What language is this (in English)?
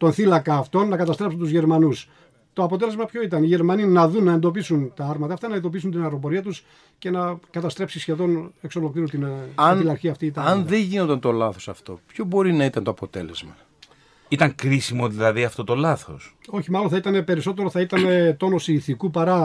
Greek